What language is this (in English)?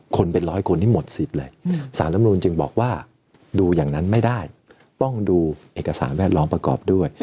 Thai